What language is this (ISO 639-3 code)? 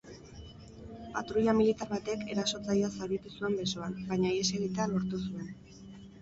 eus